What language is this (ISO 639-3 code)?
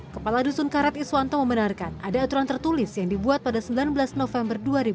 ind